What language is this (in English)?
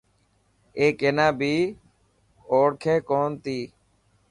Dhatki